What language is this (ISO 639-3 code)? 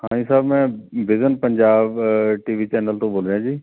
pan